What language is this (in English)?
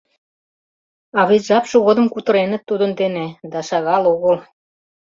Mari